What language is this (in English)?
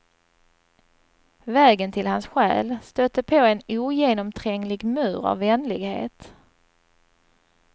Swedish